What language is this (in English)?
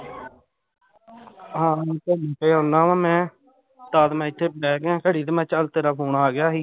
Punjabi